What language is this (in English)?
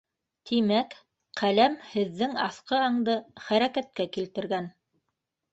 Bashkir